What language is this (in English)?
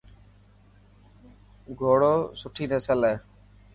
Dhatki